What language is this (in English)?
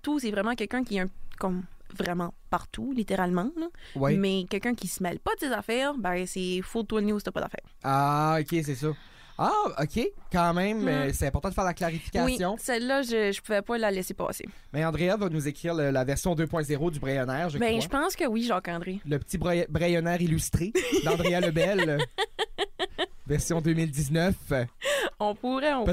French